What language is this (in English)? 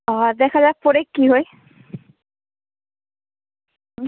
Bangla